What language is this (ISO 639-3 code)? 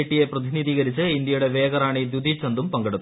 mal